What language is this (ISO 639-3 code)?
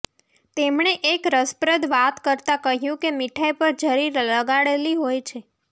guj